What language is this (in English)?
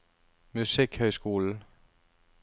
Norwegian